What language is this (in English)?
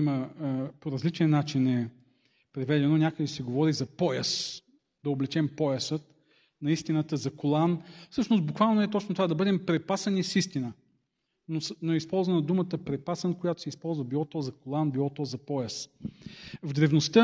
Bulgarian